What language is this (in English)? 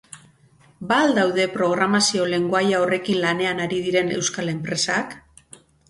Basque